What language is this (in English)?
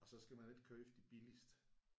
Danish